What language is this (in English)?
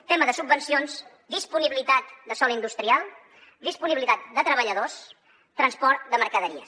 Catalan